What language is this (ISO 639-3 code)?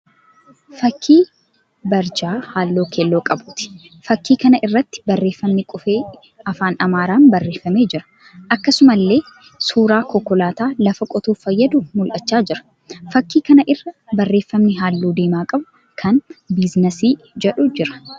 orm